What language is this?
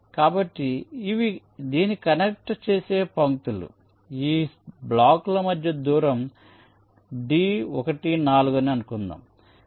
Telugu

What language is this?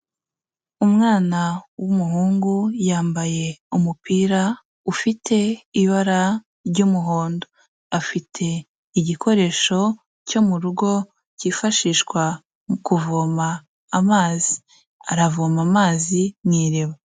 Kinyarwanda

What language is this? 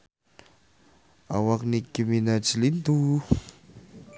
Sundanese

